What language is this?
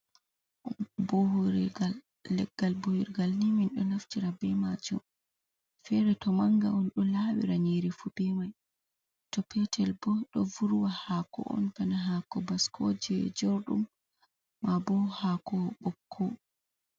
Fula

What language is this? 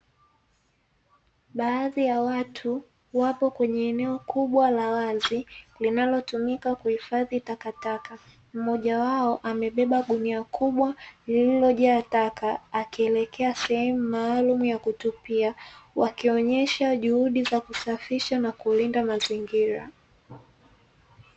Swahili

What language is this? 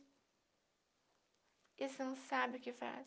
Portuguese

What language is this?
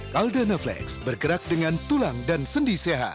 Indonesian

